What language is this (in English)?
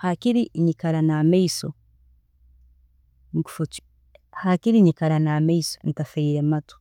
Tooro